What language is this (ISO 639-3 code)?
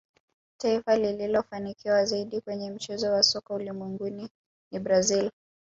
swa